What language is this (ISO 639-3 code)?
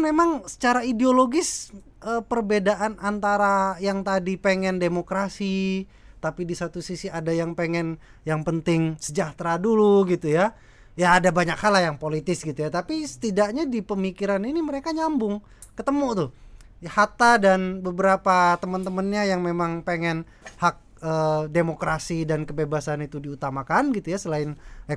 ind